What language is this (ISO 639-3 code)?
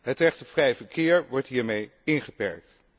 nld